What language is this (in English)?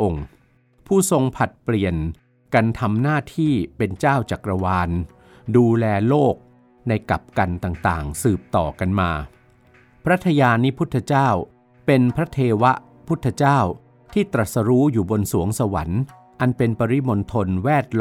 Thai